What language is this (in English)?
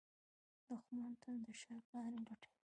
Pashto